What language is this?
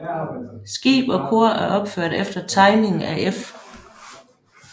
Danish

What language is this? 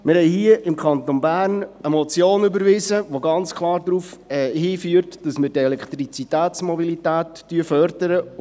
Swiss German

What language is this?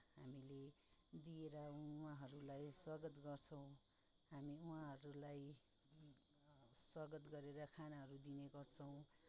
Nepali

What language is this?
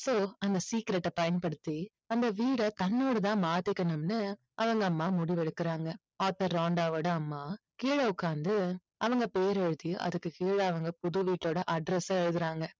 Tamil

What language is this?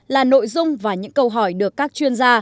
Vietnamese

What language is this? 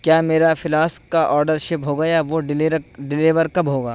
Urdu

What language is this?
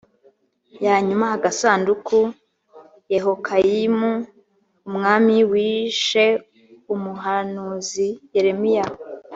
Kinyarwanda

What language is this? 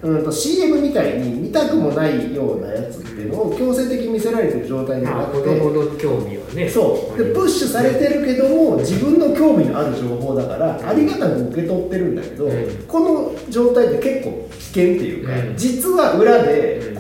Japanese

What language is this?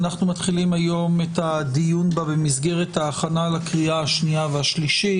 Hebrew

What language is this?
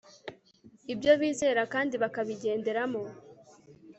Kinyarwanda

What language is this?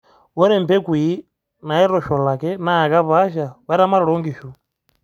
Masai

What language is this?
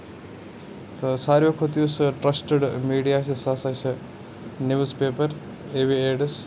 Kashmiri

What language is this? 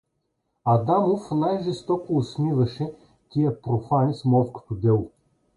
Bulgarian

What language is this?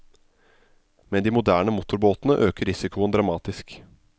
Norwegian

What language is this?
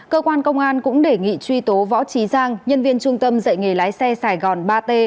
Vietnamese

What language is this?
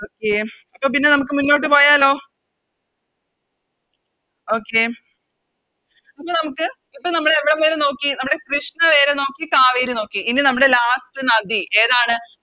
Malayalam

